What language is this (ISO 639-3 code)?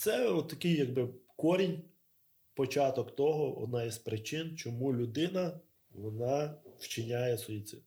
ukr